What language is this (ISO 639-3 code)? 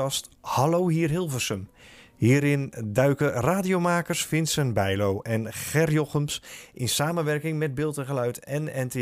nld